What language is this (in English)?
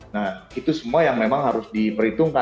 Indonesian